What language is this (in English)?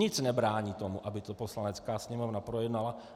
Czech